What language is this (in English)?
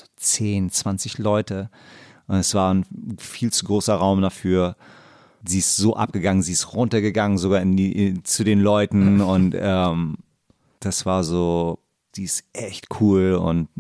German